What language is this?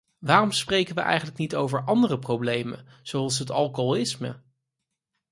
Dutch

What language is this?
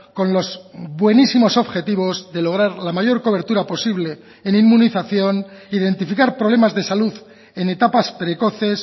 Spanish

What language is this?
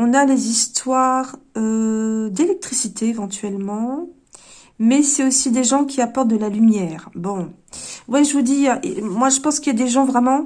French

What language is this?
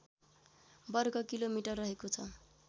Nepali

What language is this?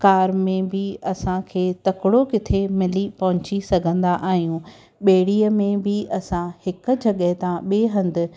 Sindhi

